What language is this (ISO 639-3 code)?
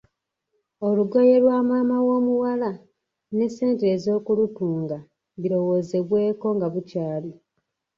lug